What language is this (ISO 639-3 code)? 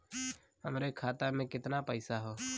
bho